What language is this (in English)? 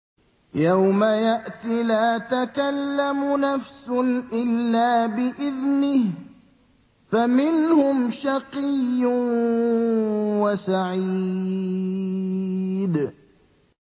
Arabic